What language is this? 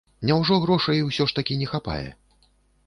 Belarusian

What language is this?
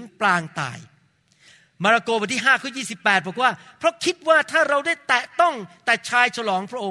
Thai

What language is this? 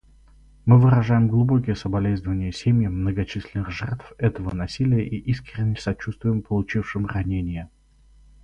Russian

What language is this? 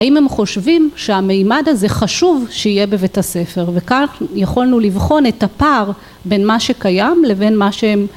Hebrew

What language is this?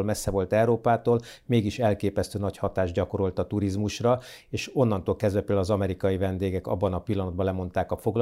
Hungarian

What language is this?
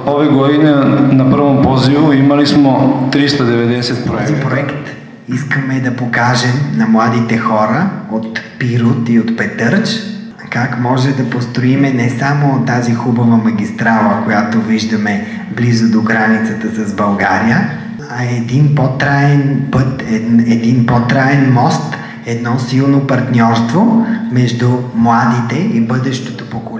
Russian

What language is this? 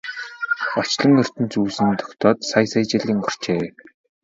Mongolian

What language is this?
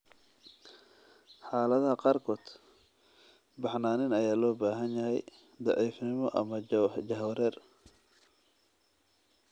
Somali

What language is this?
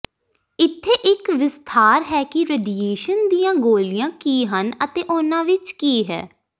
Punjabi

